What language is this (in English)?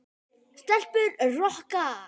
Icelandic